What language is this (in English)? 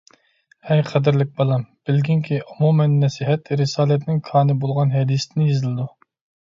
Uyghur